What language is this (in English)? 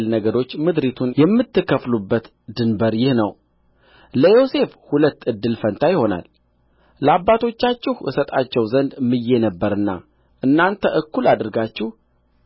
Amharic